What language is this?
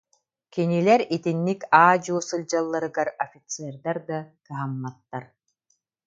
Yakut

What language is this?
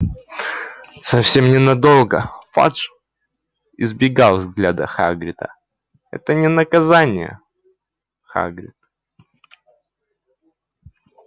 Russian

